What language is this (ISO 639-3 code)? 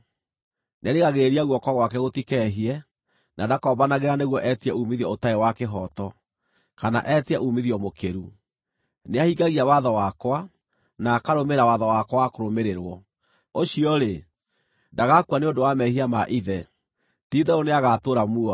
kik